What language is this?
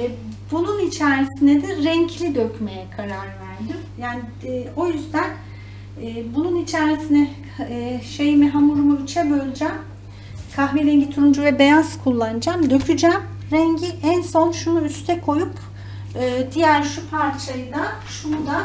Turkish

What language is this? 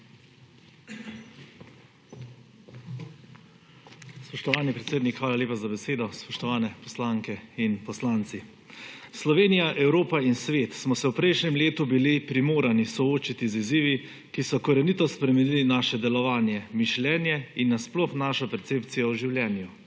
Slovenian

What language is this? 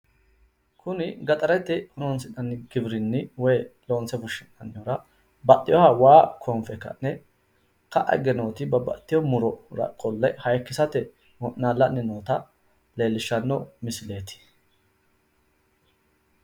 Sidamo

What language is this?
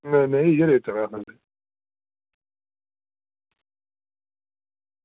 Dogri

